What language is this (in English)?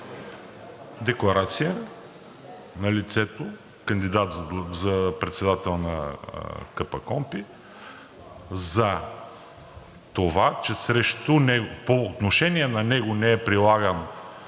Bulgarian